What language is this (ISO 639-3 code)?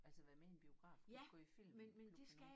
dan